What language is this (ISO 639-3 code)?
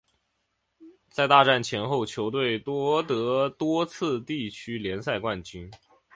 zho